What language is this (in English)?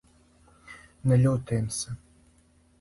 Serbian